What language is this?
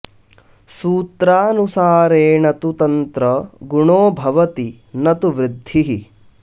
Sanskrit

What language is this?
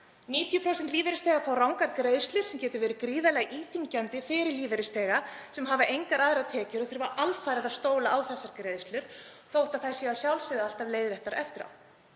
Icelandic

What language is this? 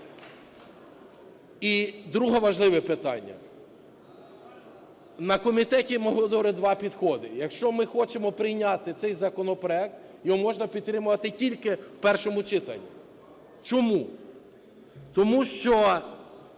Ukrainian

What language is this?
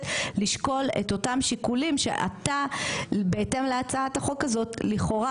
Hebrew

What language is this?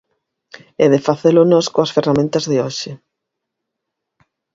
Galician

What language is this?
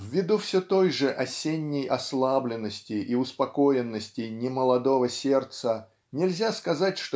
Russian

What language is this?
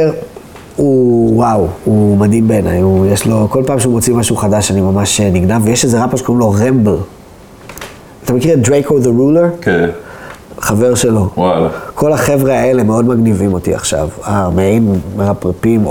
Hebrew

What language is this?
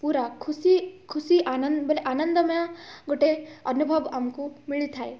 Odia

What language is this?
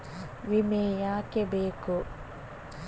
Kannada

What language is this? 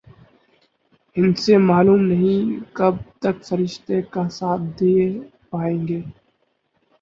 Urdu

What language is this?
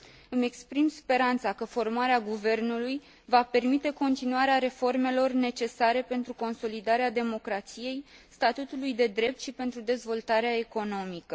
Romanian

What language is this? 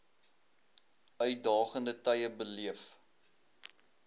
Afrikaans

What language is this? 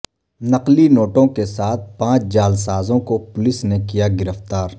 Urdu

